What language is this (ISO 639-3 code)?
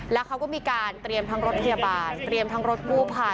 tha